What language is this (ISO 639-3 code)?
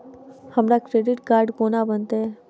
mai